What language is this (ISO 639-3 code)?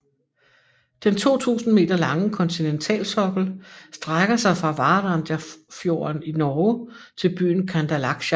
dan